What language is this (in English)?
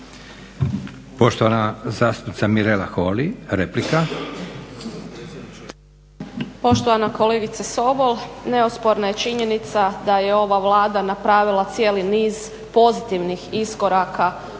Croatian